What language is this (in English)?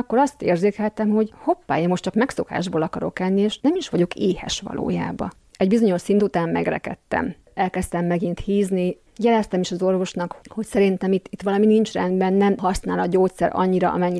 Hungarian